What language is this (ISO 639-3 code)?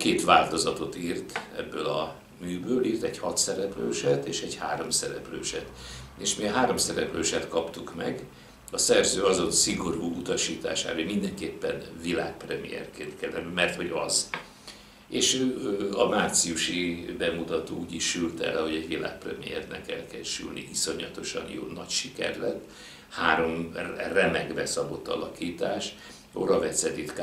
hun